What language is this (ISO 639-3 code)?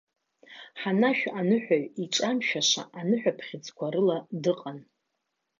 abk